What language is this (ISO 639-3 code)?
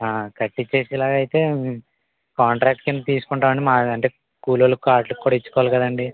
tel